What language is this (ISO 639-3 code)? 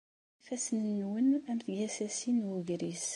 kab